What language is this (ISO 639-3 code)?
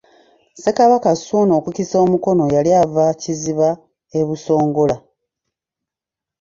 lug